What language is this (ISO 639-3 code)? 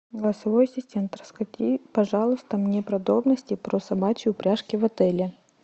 rus